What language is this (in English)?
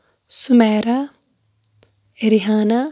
Kashmiri